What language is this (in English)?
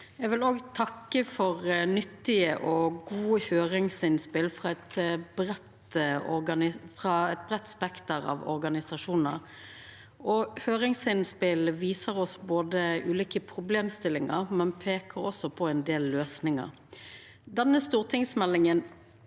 Norwegian